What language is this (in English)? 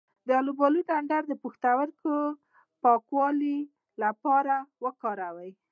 Pashto